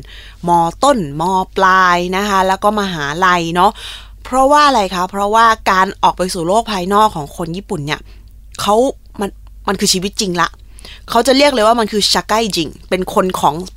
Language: Thai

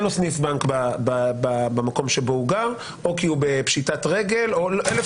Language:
Hebrew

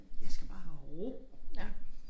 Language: Danish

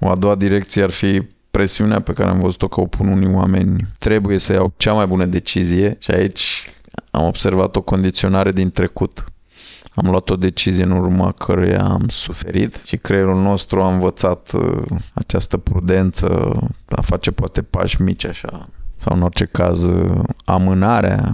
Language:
Romanian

